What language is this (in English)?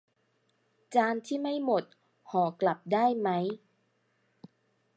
Thai